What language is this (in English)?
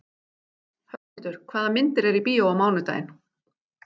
Icelandic